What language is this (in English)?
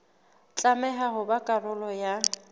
Southern Sotho